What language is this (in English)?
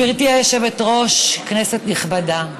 Hebrew